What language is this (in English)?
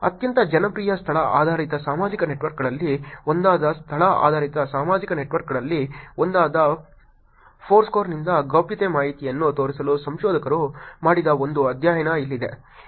Kannada